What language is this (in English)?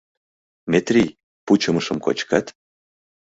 Mari